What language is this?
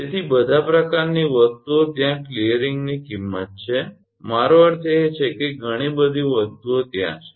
Gujarati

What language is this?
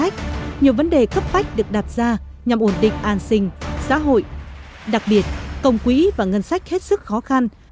Vietnamese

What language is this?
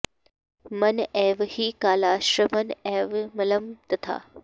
Sanskrit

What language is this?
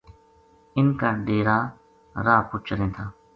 Gujari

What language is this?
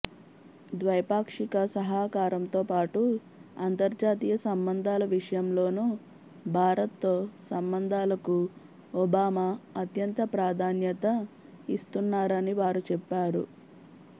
Telugu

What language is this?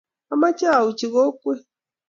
Kalenjin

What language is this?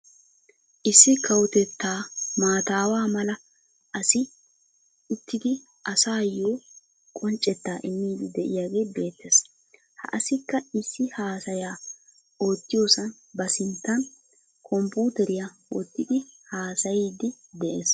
Wolaytta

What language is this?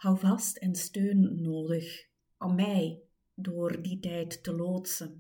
Dutch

